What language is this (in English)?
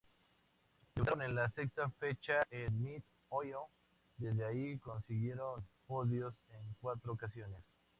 Spanish